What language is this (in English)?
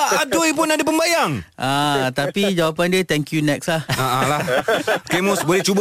Malay